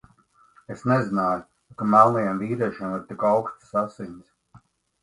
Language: Latvian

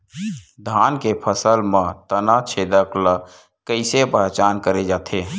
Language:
Chhattisgarhi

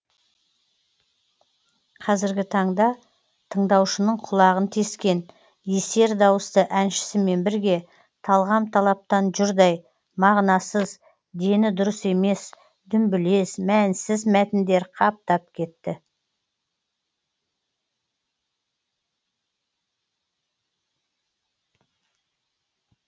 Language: Kazakh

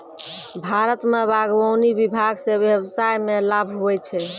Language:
Maithili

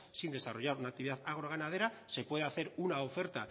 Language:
Spanish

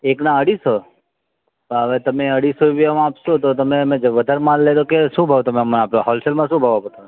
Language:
Gujarati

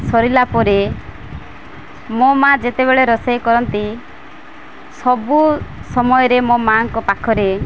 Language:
Odia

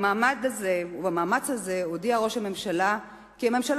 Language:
Hebrew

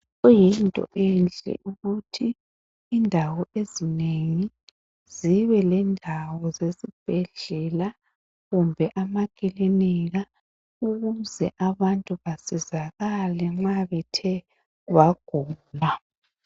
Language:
North Ndebele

